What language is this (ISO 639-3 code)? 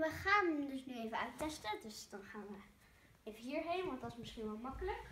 nld